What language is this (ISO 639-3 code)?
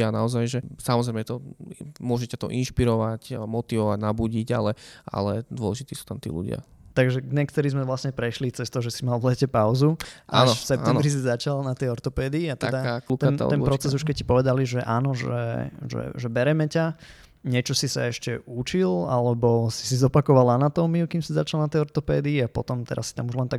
slk